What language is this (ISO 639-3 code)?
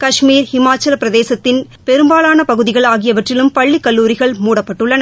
tam